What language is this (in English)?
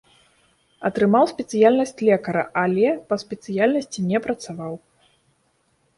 Belarusian